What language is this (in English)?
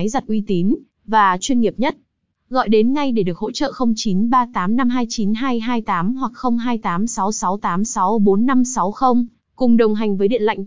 Vietnamese